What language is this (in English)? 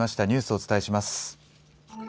Japanese